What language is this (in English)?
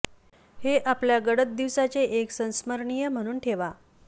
Marathi